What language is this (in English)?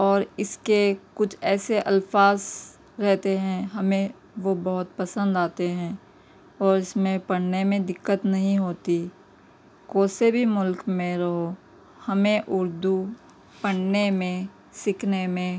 Urdu